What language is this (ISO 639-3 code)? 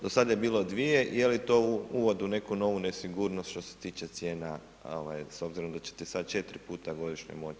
hrv